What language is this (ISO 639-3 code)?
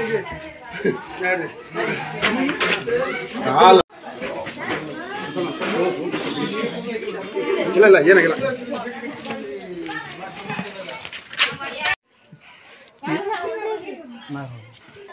ara